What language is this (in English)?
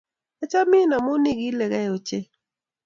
Kalenjin